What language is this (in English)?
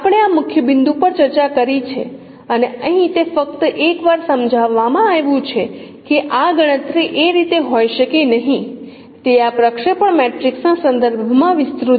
Gujarati